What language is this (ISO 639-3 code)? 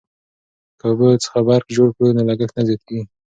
pus